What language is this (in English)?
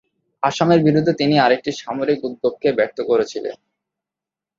Bangla